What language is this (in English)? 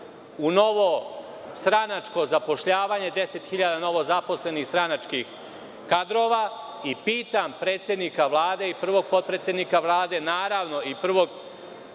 Serbian